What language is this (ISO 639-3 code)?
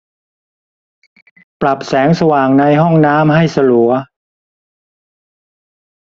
tha